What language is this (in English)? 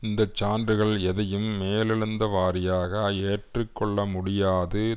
Tamil